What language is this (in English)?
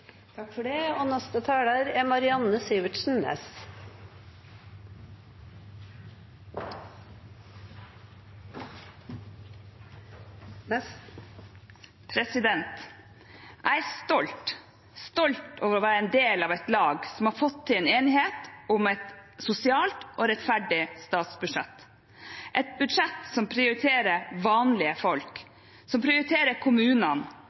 Norwegian